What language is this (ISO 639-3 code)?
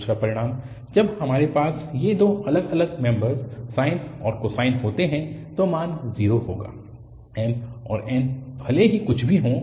hin